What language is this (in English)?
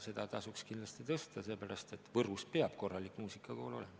Estonian